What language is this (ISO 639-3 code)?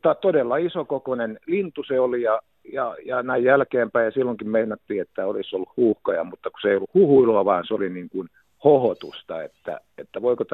fin